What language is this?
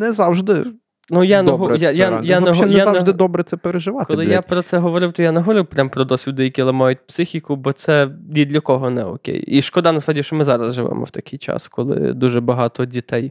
Ukrainian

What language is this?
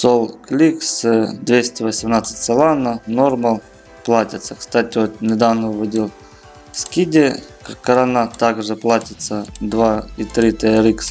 Russian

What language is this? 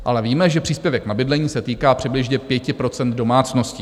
Czech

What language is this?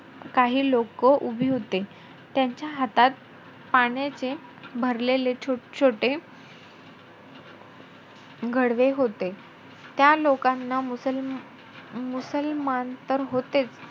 Marathi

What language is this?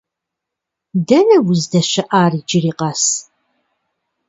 Kabardian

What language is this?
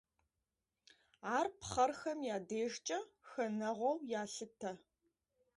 Kabardian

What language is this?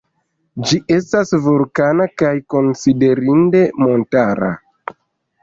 Esperanto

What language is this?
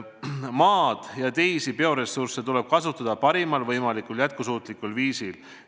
Estonian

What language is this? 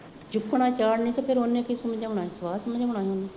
Punjabi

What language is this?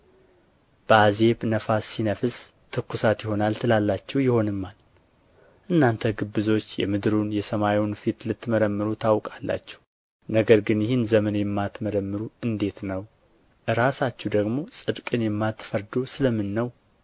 Amharic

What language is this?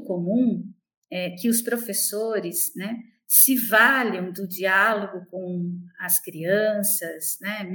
Portuguese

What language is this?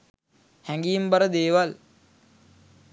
Sinhala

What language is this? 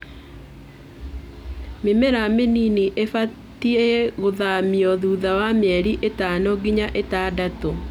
Kikuyu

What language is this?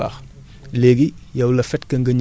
Wolof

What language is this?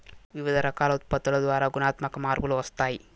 Telugu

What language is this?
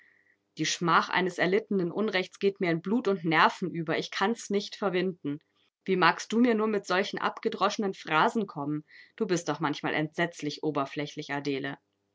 German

